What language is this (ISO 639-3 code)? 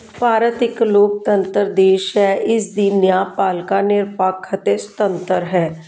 pan